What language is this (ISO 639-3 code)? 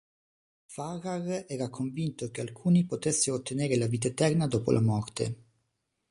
ita